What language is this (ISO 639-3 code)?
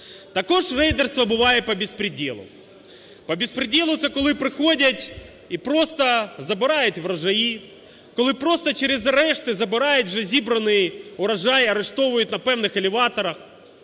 ukr